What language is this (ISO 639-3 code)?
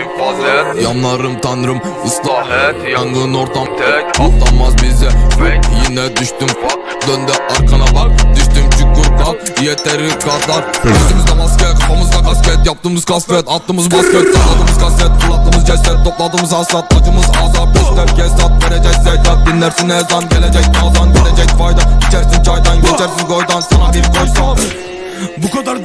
tur